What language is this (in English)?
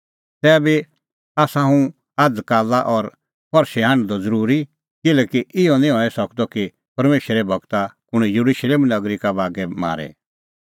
Kullu Pahari